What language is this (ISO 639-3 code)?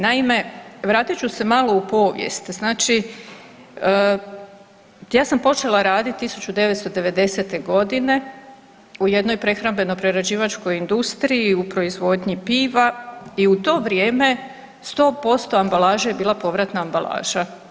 hrv